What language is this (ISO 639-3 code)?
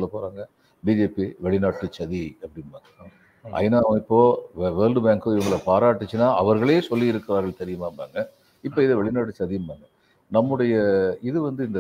tam